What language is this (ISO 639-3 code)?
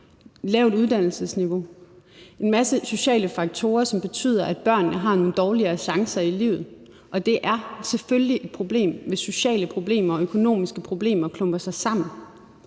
dan